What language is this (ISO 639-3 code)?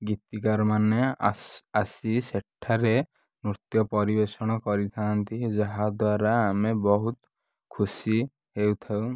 ori